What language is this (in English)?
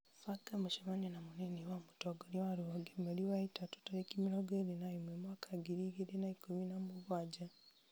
Kikuyu